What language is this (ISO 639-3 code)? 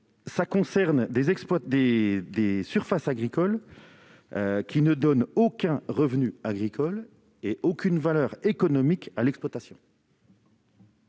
fra